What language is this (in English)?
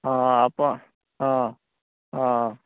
Odia